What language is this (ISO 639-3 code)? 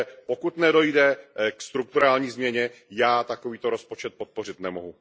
ces